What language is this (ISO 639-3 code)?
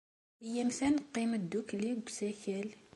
kab